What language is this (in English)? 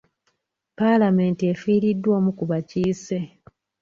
Ganda